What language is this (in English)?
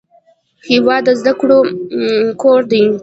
Pashto